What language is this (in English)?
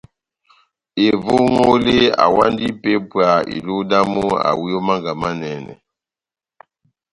Batanga